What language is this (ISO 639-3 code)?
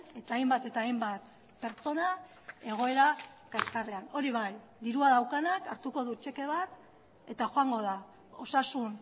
eus